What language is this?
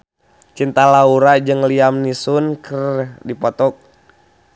Sundanese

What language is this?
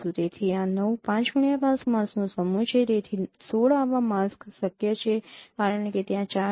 Gujarati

